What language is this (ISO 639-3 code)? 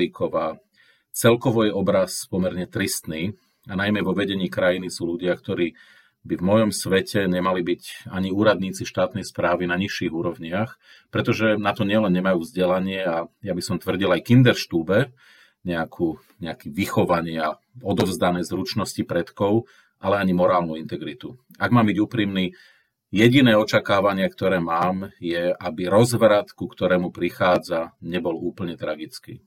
slk